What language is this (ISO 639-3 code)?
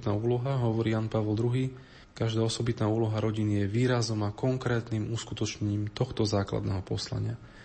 slk